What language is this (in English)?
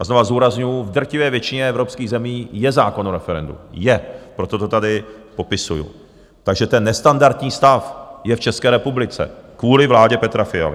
Czech